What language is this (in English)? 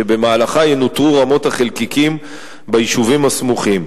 Hebrew